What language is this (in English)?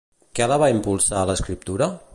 Catalan